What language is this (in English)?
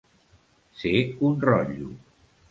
Catalan